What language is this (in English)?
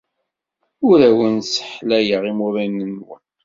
Kabyle